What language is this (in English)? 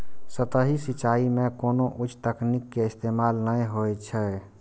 Maithili